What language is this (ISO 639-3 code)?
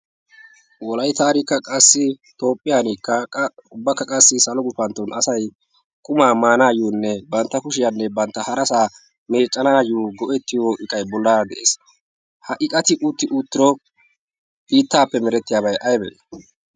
wal